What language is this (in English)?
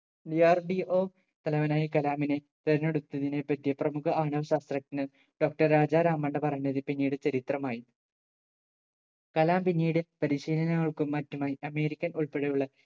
Malayalam